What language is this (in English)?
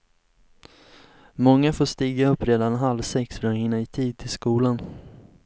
Swedish